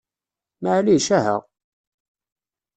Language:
Kabyle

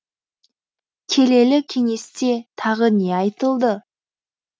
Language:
Kazakh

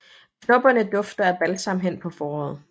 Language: Danish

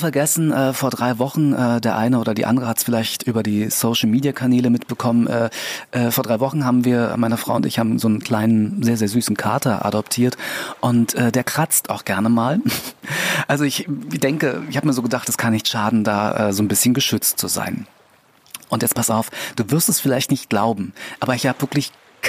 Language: German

